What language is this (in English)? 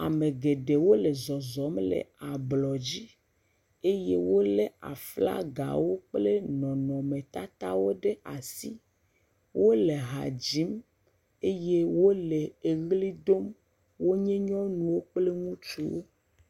Ewe